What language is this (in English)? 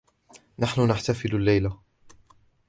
Arabic